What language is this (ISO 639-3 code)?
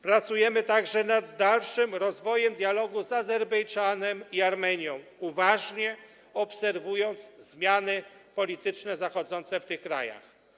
pol